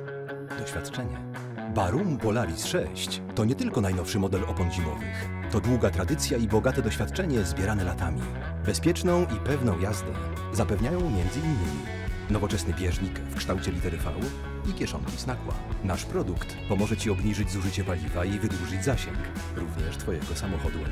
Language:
Polish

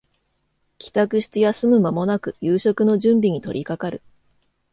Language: Japanese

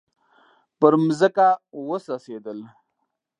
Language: Pashto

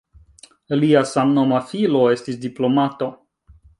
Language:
Esperanto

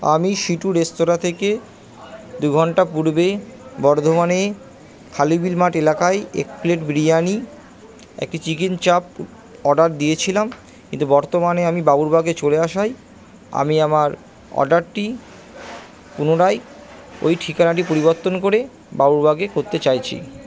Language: Bangla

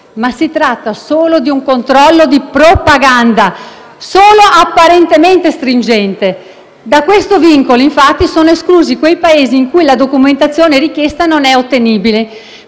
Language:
Italian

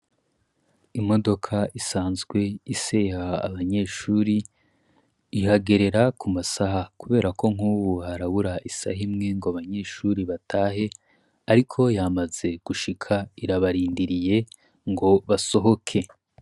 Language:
Rundi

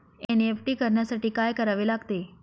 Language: Marathi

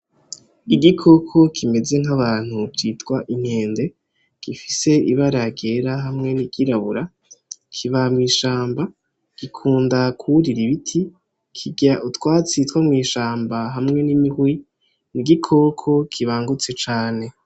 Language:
Rundi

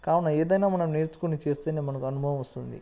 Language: Telugu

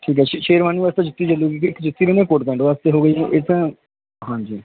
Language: Punjabi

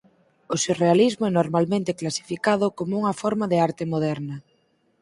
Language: Galician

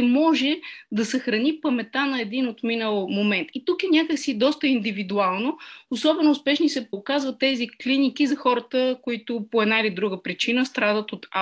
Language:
Bulgarian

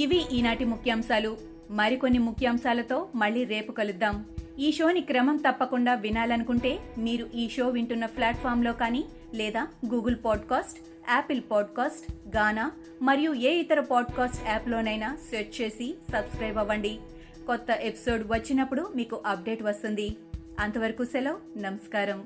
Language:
Telugu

